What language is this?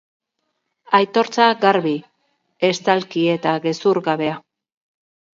Basque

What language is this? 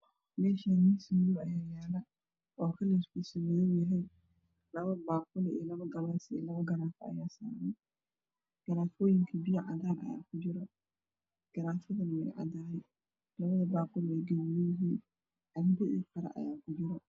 Somali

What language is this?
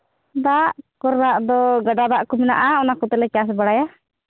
Santali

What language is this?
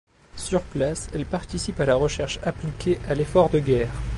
French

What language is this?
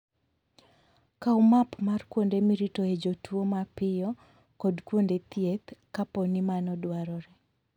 Luo (Kenya and Tanzania)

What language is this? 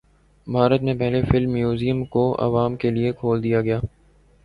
Urdu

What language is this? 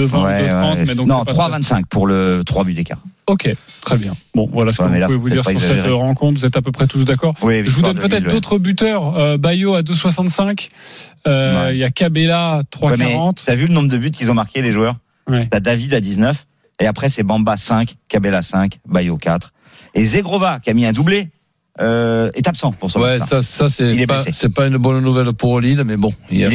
French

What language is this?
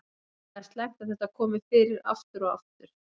Icelandic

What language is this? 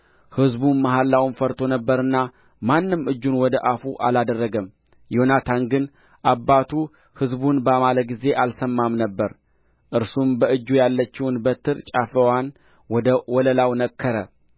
Amharic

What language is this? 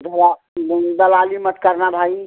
Hindi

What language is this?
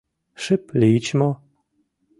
Mari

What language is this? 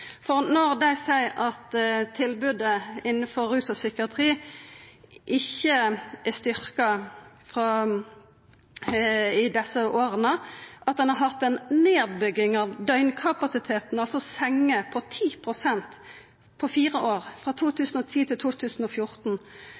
Norwegian Nynorsk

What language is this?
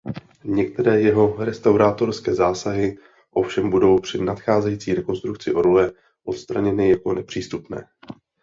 Czech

